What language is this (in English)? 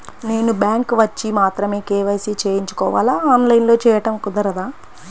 Telugu